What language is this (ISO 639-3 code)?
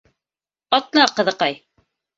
bak